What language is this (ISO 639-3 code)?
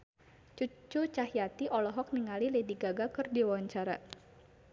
sun